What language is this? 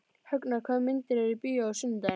Icelandic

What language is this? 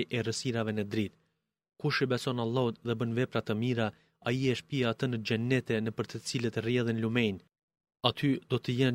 Greek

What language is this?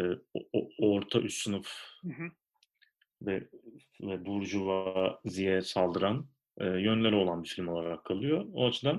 Turkish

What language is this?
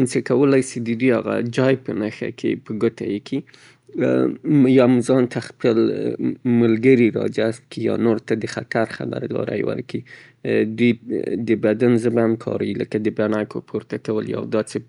Southern Pashto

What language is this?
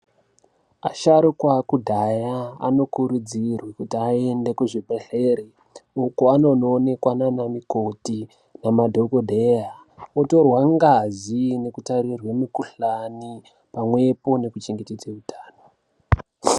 Ndau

